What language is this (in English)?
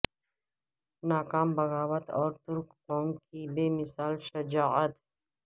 Urdu